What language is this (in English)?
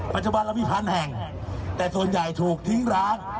Thai